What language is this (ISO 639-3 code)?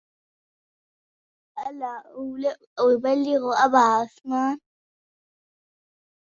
ara